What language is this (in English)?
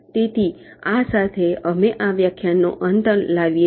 Gujarati